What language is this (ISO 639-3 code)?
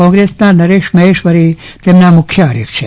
guj